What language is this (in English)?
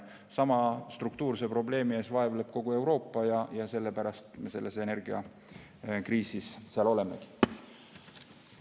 Estonian